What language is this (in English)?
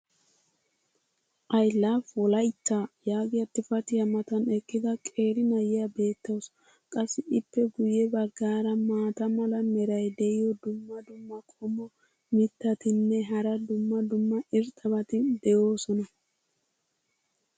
Wolaytta